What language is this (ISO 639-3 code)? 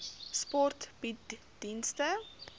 afr